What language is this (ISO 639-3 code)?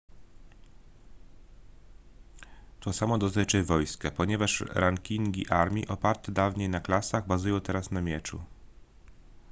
pol